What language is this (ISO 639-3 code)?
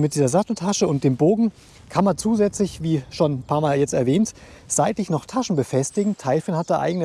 deu